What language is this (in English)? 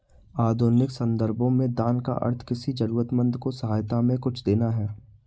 Hindi